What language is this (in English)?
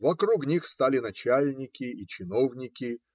Russian